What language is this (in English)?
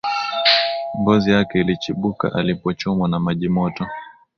Swahili